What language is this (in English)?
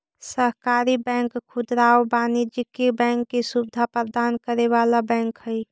Magahi